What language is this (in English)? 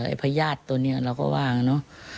Thai